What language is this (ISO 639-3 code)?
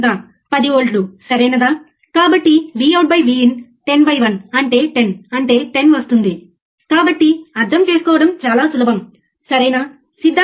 tel